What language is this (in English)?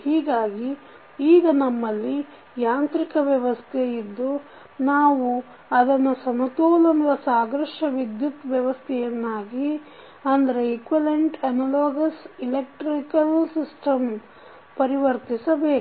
Kannada